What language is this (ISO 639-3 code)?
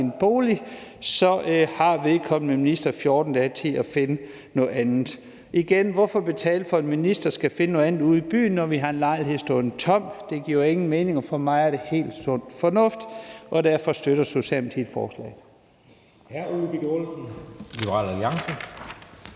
dan